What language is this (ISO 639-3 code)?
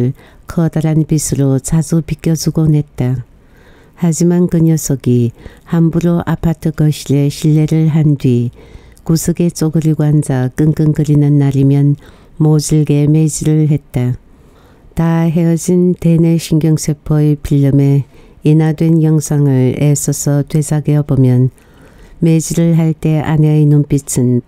kor